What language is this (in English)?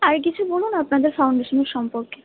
Bangla